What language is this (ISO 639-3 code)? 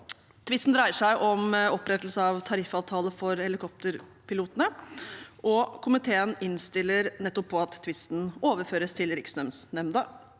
nor